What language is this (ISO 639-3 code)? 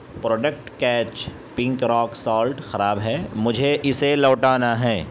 urd